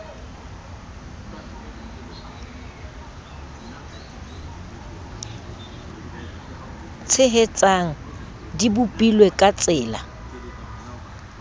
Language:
Southern Sotho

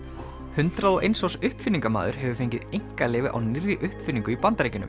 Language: Icelandic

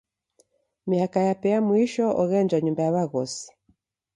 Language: Taita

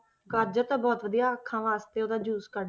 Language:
Punjabi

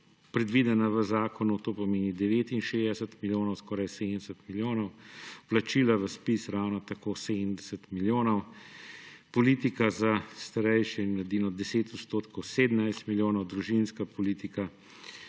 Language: Slovenian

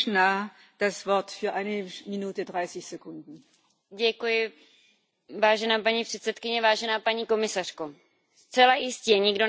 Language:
Czech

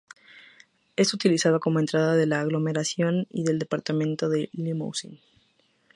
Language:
Spanish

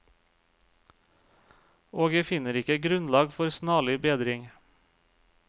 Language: Norwegian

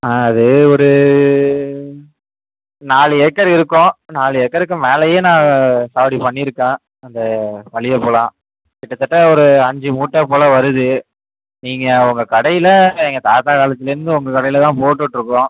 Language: Tamil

